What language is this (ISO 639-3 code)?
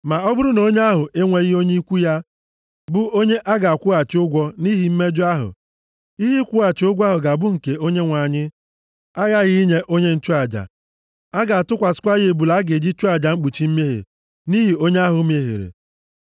ibo